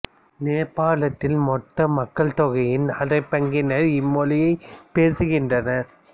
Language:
Tamil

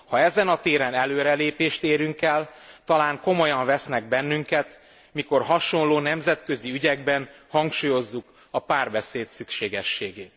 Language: Hungarian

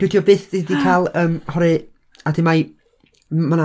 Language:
Welsh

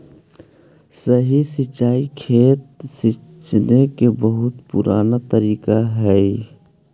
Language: Magahi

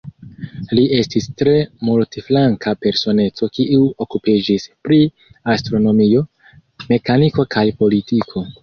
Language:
Esperanto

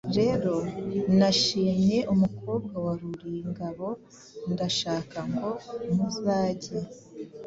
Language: Kinyarwanda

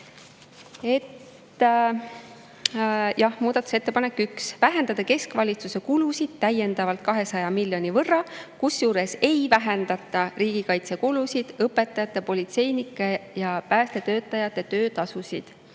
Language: Estonian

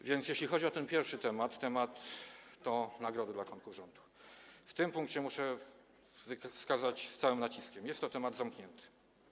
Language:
Polish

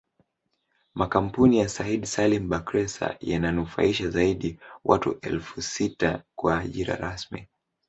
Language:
Swahili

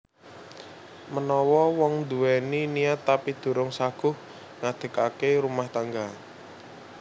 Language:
Javanese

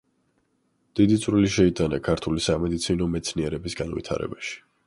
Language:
Georgian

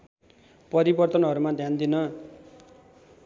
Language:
Nepali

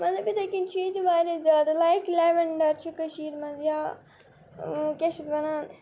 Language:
Kashmiri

